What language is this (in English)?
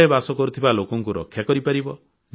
Odia